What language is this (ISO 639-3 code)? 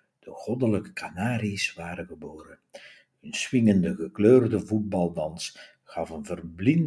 nld